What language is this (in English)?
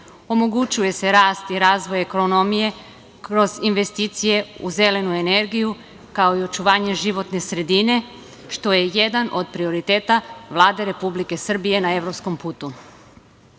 Serbian